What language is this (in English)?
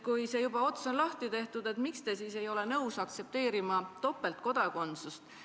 Estonian